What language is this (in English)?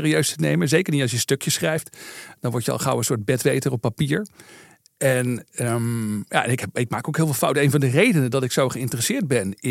Dutch